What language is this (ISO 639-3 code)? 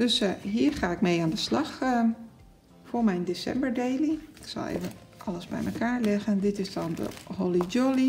nld